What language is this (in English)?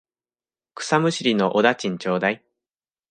Japanese